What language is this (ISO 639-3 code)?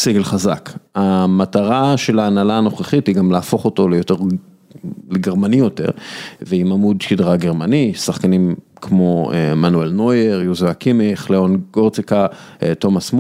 heb